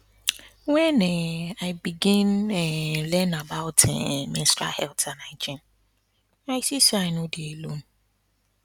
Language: Nigerian Pidgin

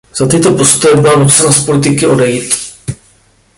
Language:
Czech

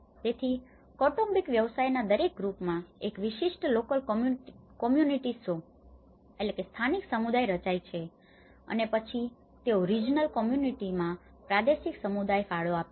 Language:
Gujarati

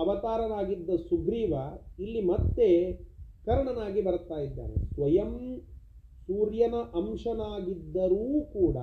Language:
Kannada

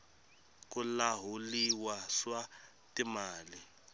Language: Tsonga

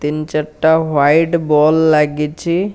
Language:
Odia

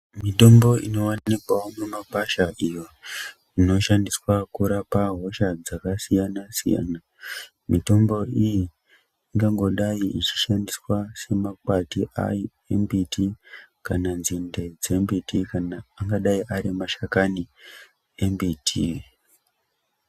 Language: Ndau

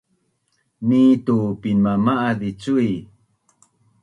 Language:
Bunun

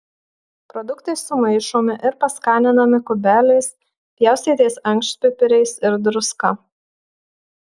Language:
Lithuanian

